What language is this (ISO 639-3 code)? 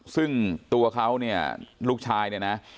tha